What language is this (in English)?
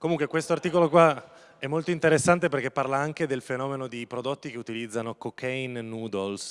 Italian